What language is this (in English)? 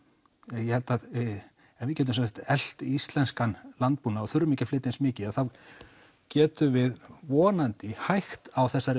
Icelandic